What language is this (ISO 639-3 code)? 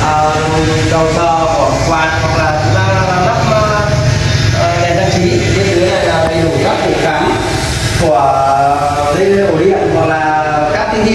vie